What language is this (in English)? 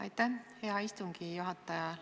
Estonian